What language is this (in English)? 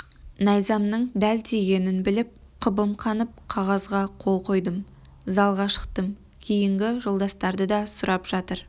Kazakh